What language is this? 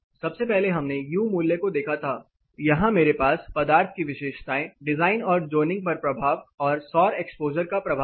Hindi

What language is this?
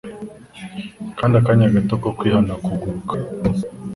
Kinyarwanda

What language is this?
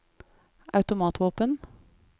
Norwegian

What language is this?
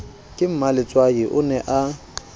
Southern Sotho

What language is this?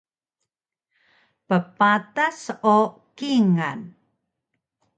Taroko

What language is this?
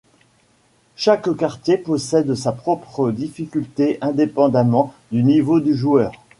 French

